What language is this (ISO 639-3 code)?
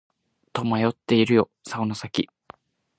jpn